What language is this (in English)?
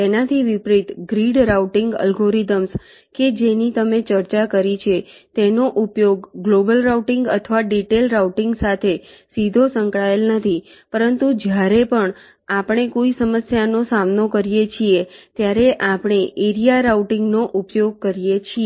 Gujarati